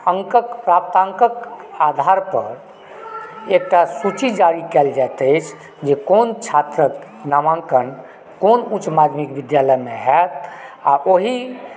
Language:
Maithili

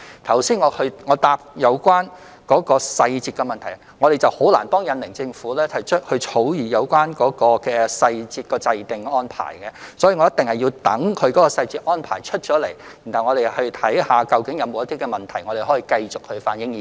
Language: Cantonese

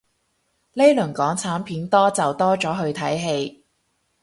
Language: Cantonese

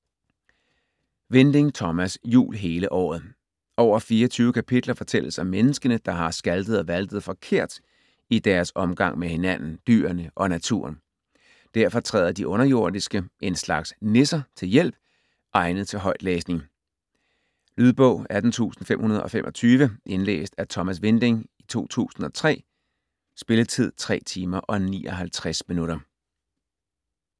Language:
Danish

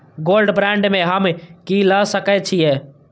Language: Maithili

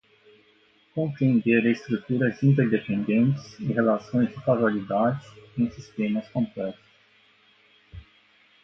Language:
Portuguese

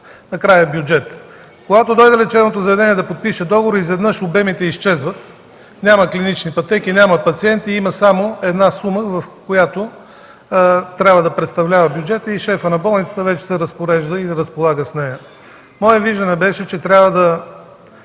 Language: Bulgarian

